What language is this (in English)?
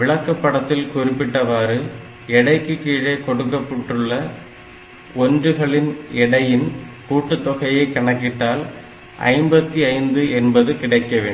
Tamil